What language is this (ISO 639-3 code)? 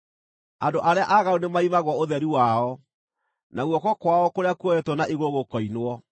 kik